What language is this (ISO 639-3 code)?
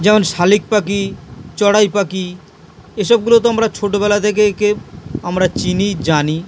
ben